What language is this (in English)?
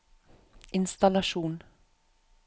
Norwegian